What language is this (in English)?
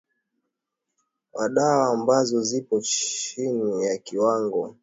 Swahili